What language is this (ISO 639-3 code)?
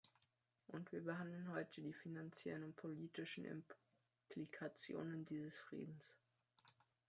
deu